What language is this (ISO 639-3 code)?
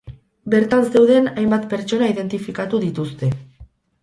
eus